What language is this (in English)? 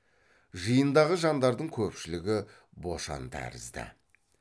Kazakh